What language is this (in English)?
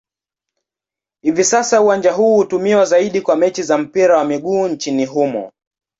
Swahili